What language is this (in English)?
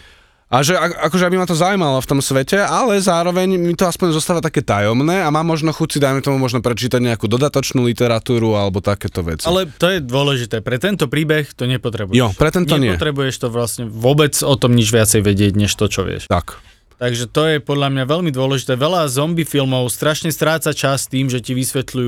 Slovak